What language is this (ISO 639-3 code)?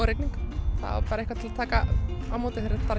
isl